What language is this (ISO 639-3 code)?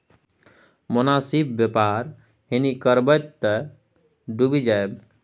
mai